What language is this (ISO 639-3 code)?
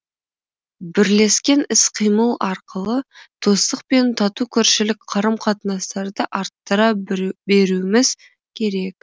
kaz